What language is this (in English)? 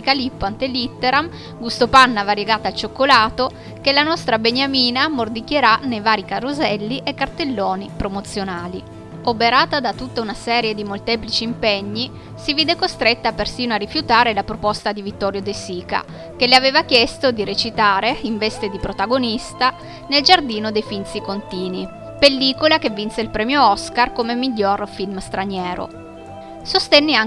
Italian